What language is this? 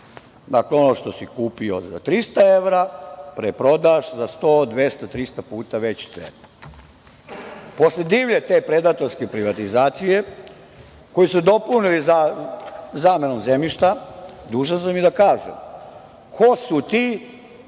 Serbian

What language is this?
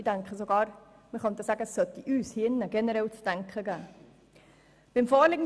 Swiss German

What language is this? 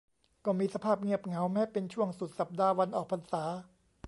Thai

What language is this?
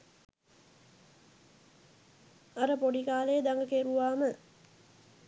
Sinhala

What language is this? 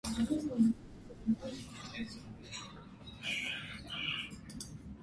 Armenian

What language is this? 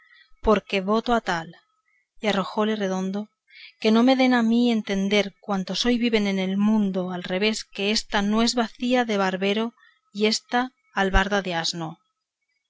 Spanish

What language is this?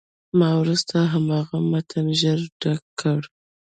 Pashto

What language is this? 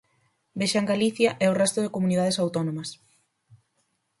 Galician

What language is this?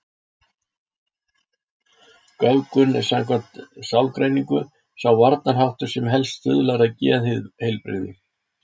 Icelandic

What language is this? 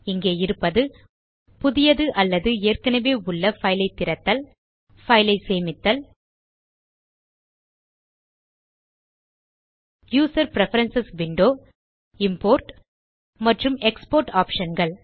Tamil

